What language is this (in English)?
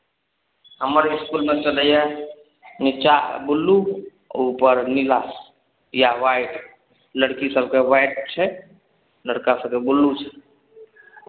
Maithili